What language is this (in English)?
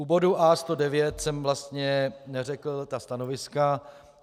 Czech